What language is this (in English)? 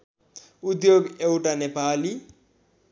Nepali